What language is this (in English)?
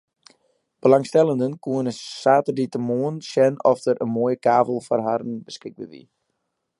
Western Frisian